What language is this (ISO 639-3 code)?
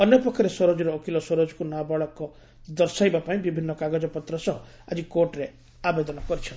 ori